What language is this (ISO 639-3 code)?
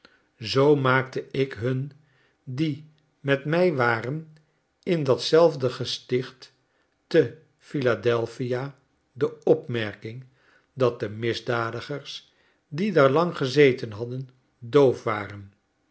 nld